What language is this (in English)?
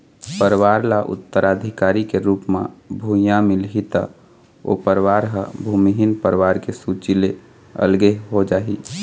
Chhattisgarhi